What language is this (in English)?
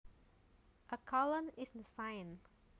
Javanese